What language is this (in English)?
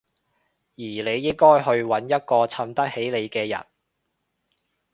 Cantonese